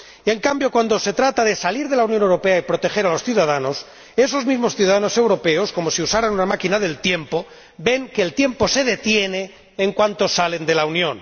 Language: Spanish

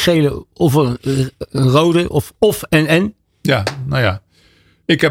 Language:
Dutch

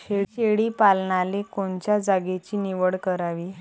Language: Marathi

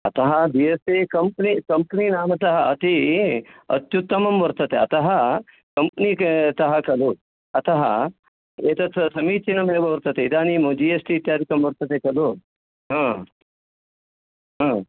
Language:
Sanskrit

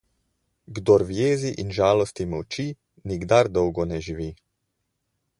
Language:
Slovenian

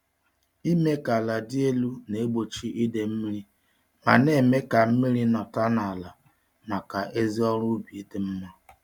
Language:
Igbo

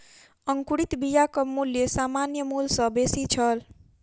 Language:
Maithili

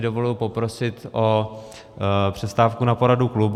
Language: Czech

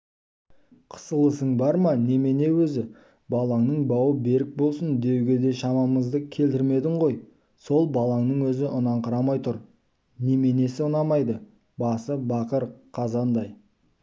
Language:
Kazakh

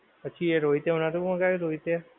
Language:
Gujarati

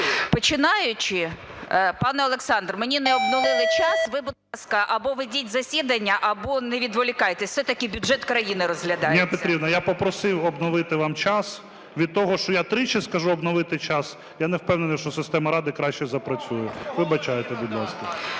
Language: Ukrainian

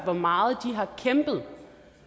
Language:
Danish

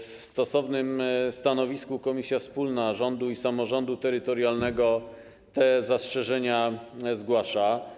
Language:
Polish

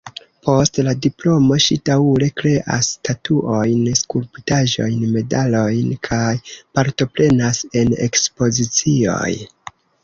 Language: Esperanto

